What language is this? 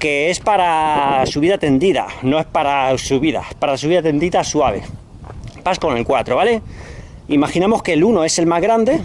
Spanish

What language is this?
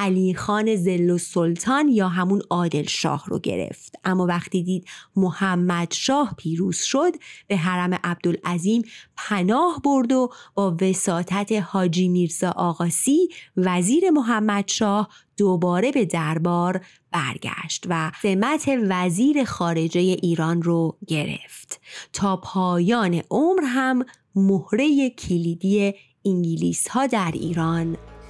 Persian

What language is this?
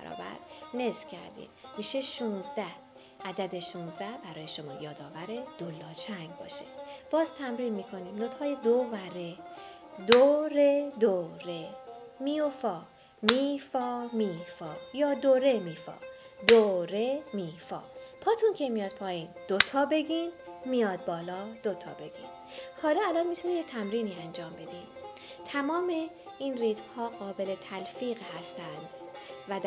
Persian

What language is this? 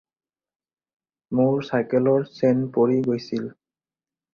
Assamese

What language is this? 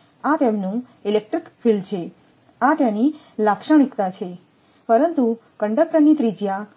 Gujarati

